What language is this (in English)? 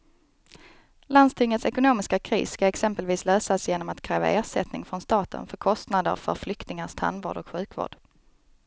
Swedish